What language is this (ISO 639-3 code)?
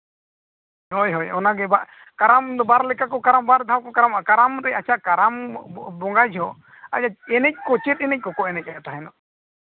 sat